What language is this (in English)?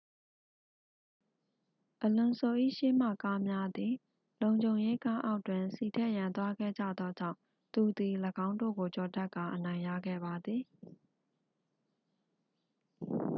Burmese